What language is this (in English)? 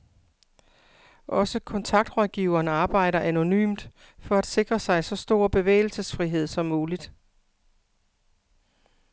Danish